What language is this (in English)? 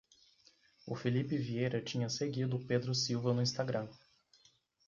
Portuguese